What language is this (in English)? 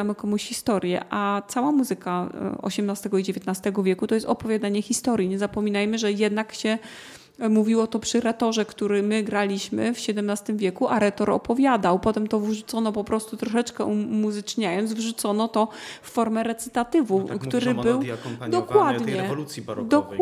Polish